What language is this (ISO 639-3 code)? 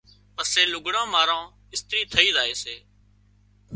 kxp